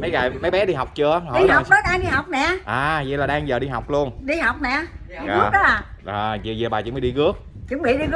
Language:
Vietnamese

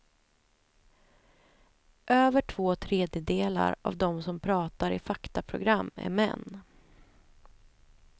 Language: Swedish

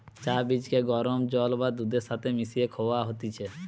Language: Bangla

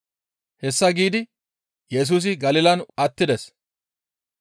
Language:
Gamo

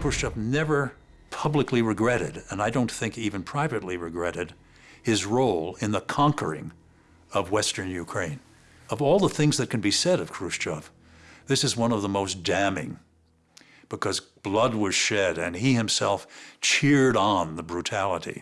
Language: English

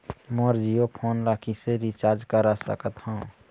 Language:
Chhattisgarhi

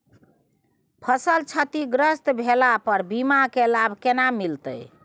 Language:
Maithili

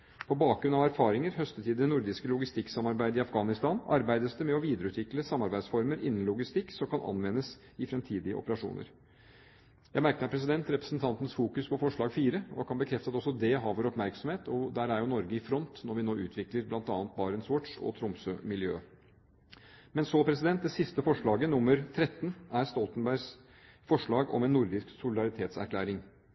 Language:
Norwegian Bokmål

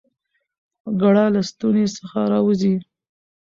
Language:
Pashto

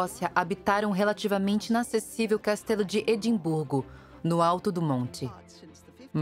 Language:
Portuguese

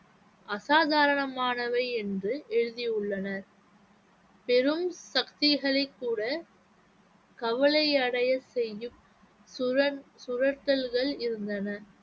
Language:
Tamil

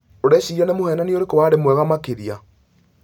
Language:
Kikuyu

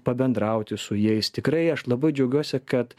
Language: Lithuanian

